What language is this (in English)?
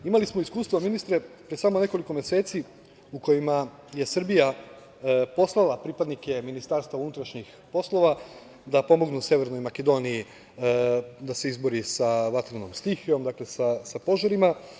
Serbian